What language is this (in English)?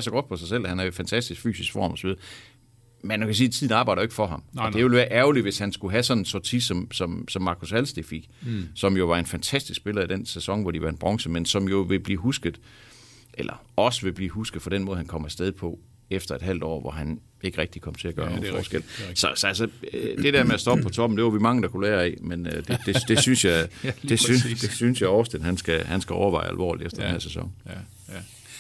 Danish